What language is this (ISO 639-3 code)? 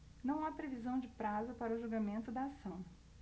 por